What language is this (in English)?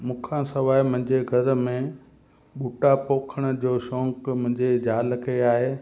Sindhi